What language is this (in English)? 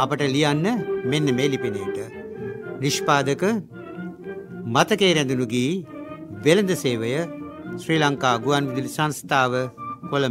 Hindi